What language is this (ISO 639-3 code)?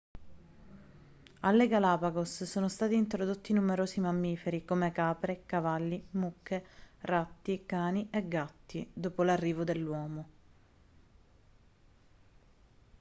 ita